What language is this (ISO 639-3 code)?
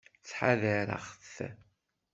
kab